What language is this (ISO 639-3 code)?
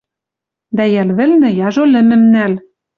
mrj